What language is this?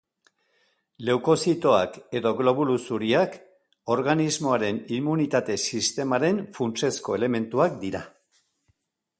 Basque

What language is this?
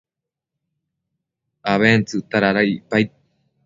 Matsés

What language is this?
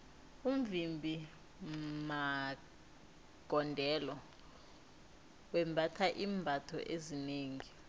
South Ndebele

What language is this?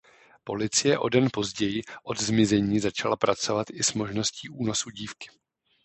Czech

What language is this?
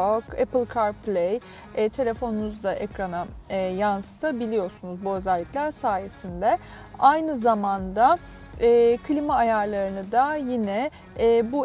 Turkish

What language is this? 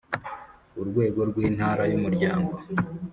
Kinyarwanda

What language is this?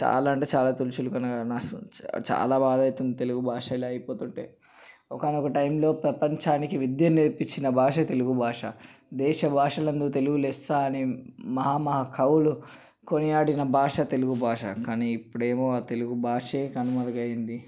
Telugu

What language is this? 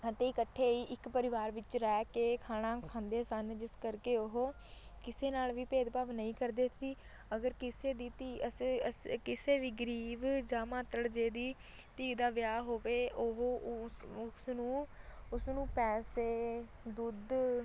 Punjabi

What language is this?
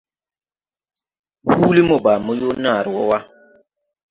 Tupuri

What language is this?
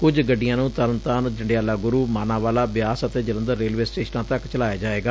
Punjabi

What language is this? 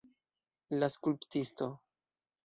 Esperanto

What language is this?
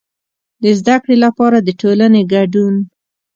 Pashto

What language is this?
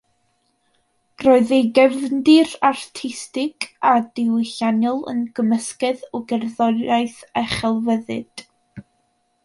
Welsh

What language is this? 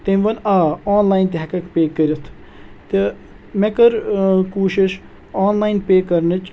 Kashmiri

